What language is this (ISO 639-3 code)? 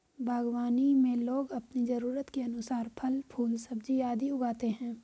hin